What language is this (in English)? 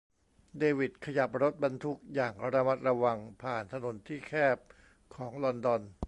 Thai